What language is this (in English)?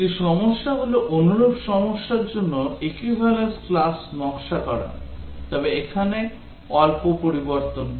Bangla